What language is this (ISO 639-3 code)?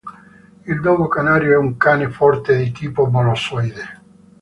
ita